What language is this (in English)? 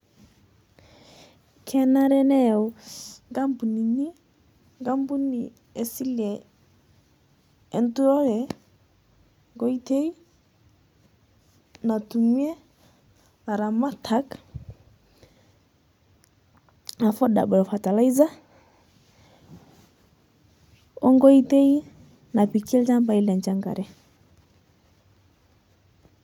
Masai